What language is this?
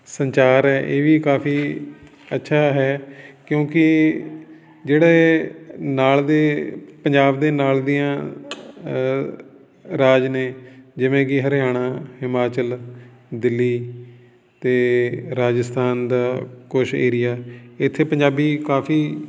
Punjabi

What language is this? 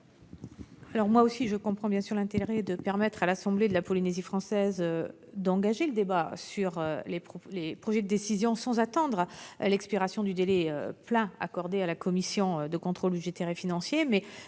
French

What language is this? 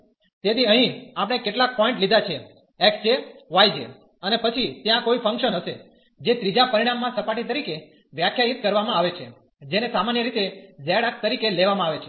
Gujarati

